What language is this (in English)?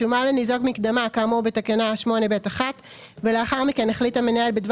Hebrew